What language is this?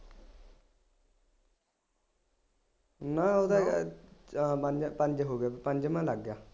Punjabi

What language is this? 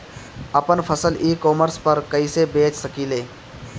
Bhojpuri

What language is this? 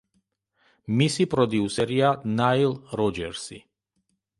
Georgian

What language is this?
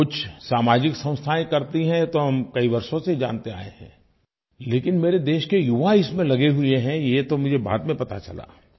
Hindi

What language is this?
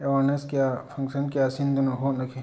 Manipuri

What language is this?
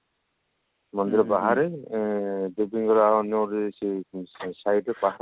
Odia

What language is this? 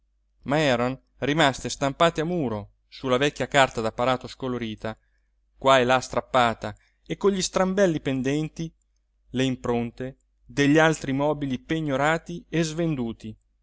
Italian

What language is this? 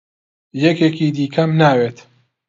Central Kurdish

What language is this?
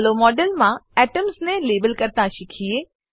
Gujarati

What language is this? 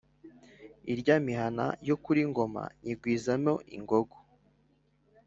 Kinyarwanda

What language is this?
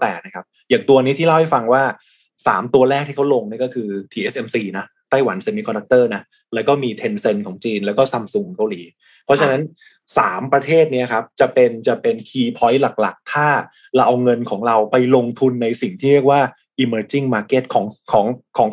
Thai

